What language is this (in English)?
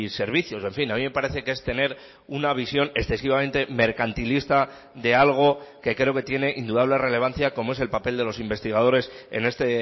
Spanish